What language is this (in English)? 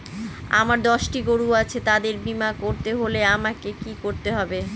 Bangla